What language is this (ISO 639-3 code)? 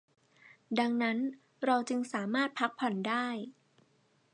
tha